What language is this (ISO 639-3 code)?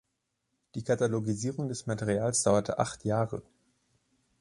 deu